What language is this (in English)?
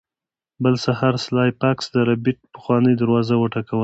Pashto